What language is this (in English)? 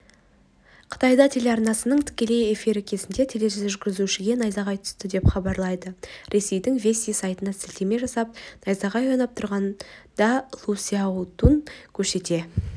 Kazakh